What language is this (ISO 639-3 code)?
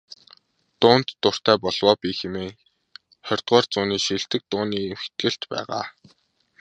mon